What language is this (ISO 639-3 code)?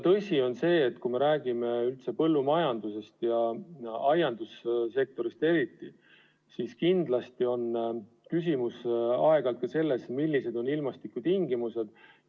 est